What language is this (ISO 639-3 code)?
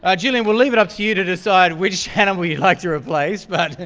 eng